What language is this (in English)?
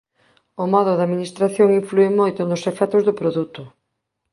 Galician